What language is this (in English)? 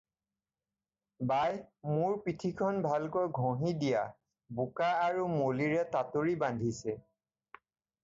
Assamese